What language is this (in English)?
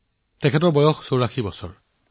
Assamese